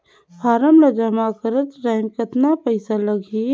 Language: Chhattisgarhi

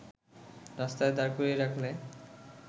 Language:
Bangla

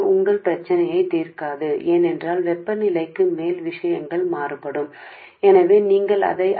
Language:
Telugu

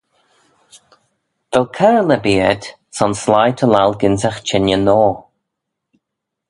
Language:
Manx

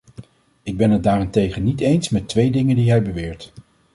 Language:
Dutch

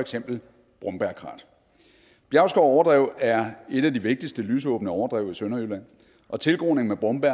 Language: Danish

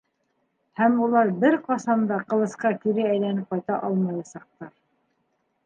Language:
Bashkir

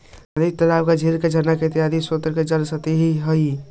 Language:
Magahi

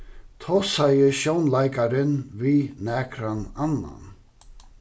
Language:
Faroese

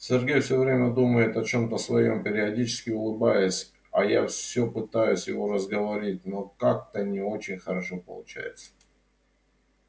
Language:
Russian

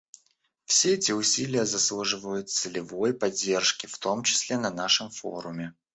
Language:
Russian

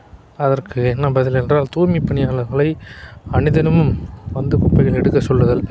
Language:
Tamil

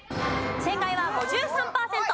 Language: Japanese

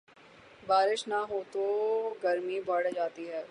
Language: Urdu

